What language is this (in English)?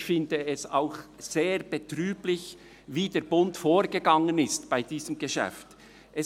Swiss German